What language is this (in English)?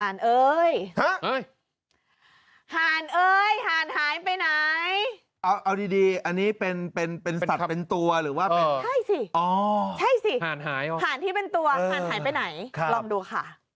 Thai